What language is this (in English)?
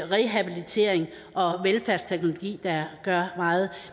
Danish